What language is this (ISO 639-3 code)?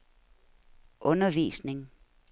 dan